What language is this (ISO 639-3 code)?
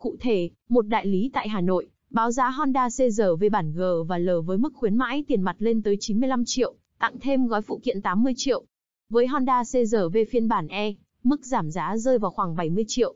vie